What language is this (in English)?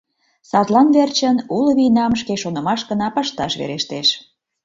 Mari